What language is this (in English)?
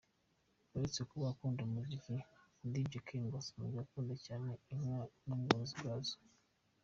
Kinyarwanda